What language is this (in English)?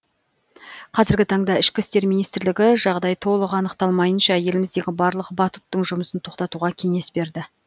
Kazakh